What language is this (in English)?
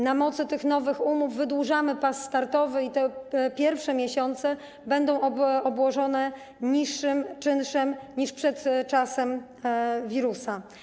Polish